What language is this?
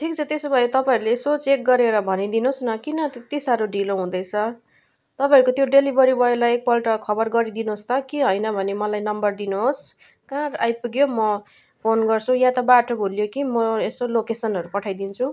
Nepali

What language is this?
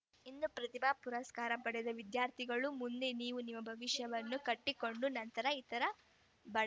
Kannada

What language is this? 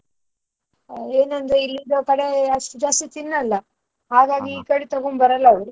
Kannada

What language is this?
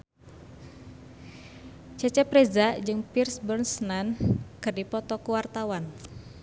Sundanese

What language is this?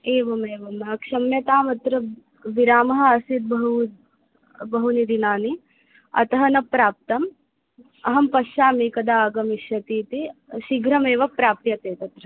Sanskrit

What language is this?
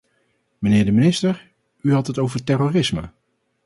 Dutch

